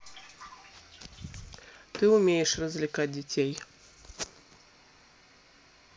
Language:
Russian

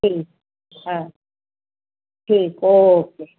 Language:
Sindhi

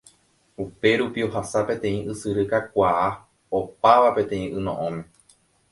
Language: Guarani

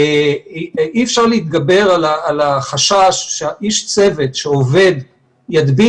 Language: Hebrew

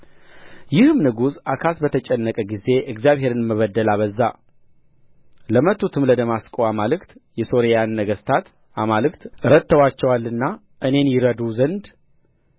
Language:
Amharic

